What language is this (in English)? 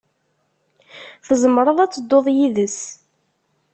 Kabyle